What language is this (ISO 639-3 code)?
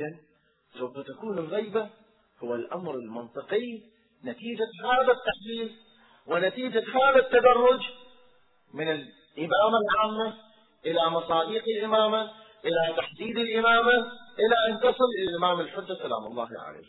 ara